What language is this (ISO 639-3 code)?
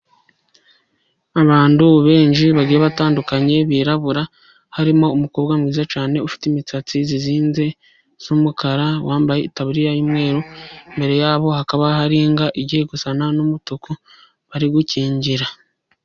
kin